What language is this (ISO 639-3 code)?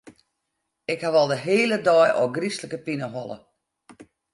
fry